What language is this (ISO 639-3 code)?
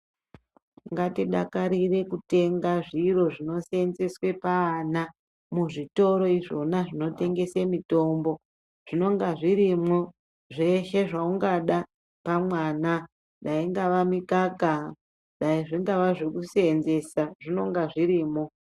ndc